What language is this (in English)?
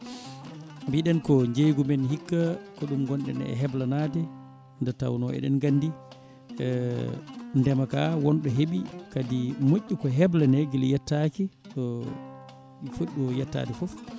Fula